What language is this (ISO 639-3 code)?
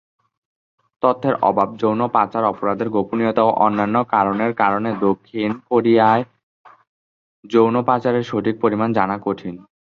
ben